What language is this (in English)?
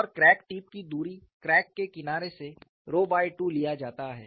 Hindi